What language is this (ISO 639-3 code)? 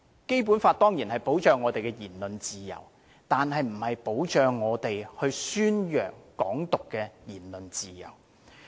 yue